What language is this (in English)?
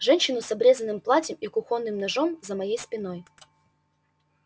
Russian